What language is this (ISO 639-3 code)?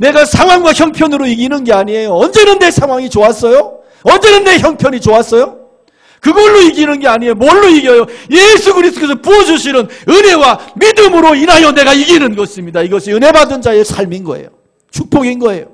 kor